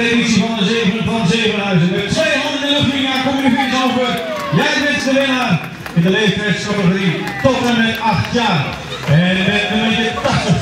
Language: Dutch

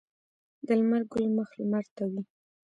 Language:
Pashto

